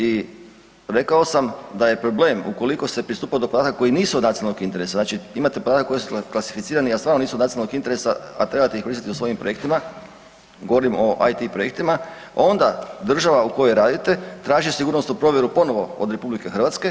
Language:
Croatian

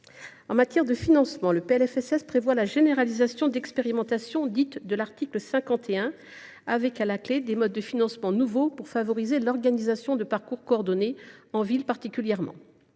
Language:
French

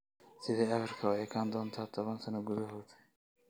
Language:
Somali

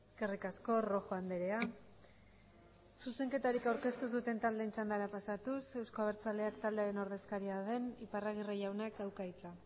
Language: Basque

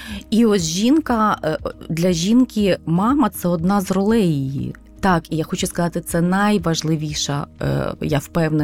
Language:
Ukrainian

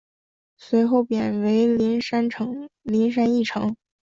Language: Chinese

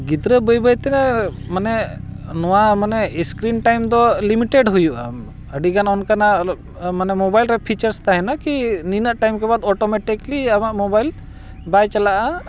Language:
Santali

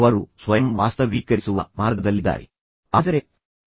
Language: Kannada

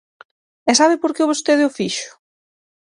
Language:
Galician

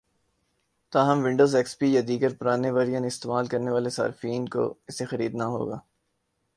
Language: Urdu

